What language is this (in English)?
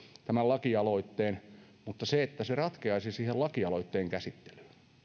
Finnish